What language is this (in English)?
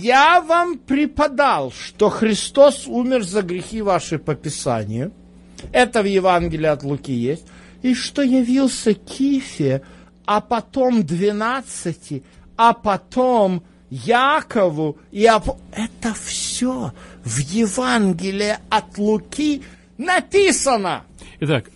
Russian